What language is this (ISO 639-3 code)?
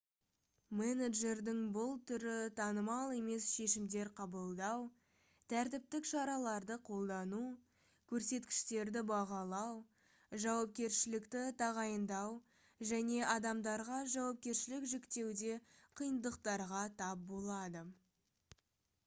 kaz